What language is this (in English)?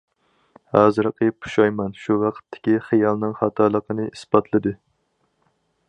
Uyghur